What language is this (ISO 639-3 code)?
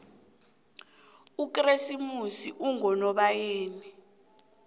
nbl